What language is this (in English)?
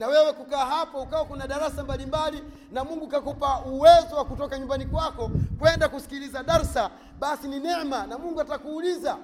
Swahili